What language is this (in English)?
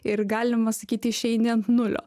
Lithuanian